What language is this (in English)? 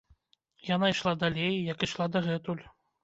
Belarusian